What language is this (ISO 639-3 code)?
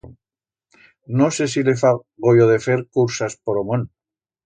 arg